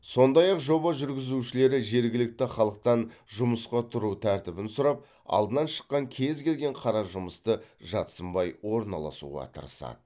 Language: Kazakh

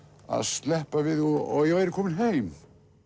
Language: Icelandic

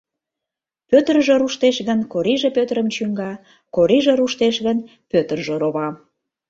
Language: Mari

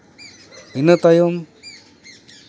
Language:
Santali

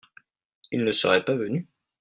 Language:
French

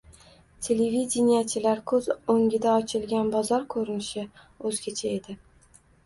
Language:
Uzbek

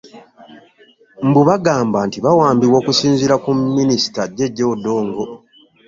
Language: Ganda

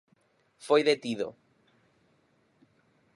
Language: Galician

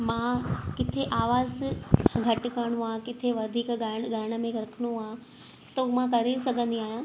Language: Sindhi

